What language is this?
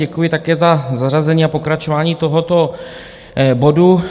Czech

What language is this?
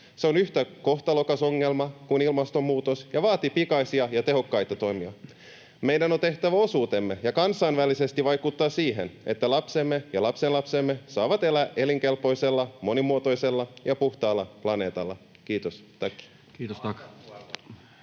Finnish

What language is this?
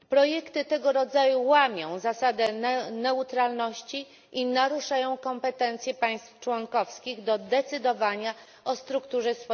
Polish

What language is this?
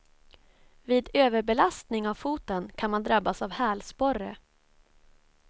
Swedish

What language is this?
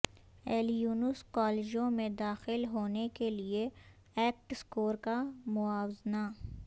Urdu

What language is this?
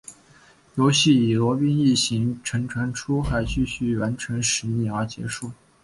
Chinese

